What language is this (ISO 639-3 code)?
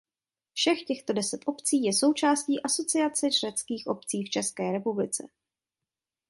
ces